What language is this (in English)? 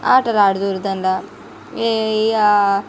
Telugu